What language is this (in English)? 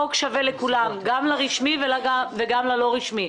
Hebrew